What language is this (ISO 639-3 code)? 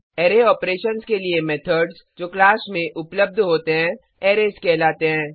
hin